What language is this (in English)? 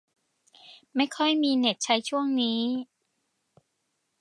Thai